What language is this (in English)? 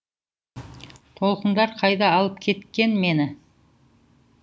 Kazakh